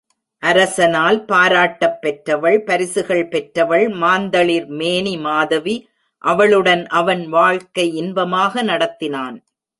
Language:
Tamil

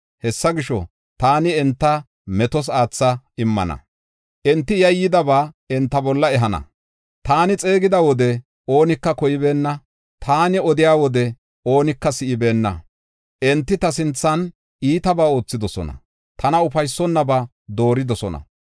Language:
Gofa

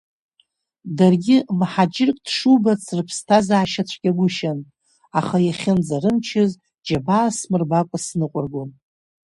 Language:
Abkhazian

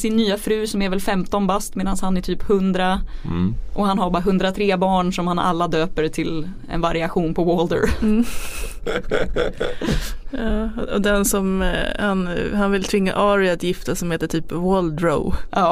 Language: Swedish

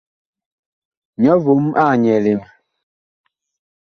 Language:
Bakoko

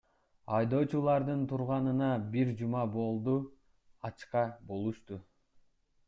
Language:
Kyrgyz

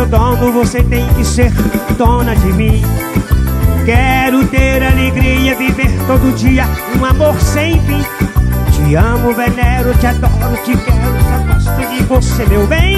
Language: Portuguese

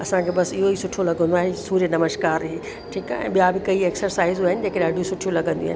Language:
Sindhi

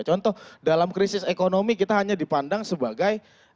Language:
Indonesian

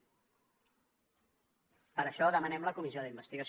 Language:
Catalan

